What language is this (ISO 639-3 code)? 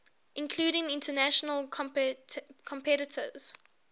eng